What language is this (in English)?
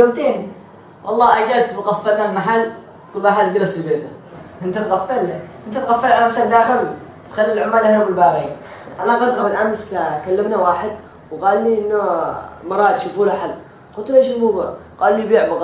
Arabic